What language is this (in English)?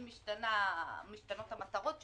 Hebrew